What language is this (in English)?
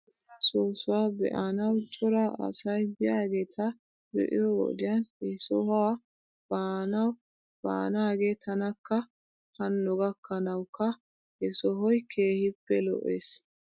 Wolaytta